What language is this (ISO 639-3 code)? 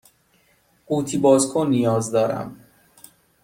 fas